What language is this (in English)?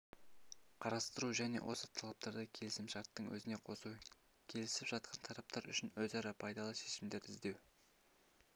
Kazakh